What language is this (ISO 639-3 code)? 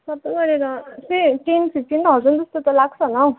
nep